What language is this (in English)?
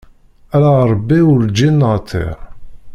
Kabyle